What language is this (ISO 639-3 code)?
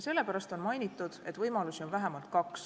est